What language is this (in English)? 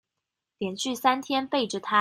Chinese